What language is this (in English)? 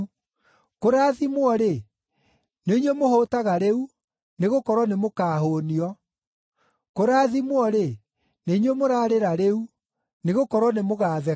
Kikuyu